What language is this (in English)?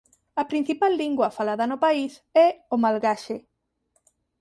Galician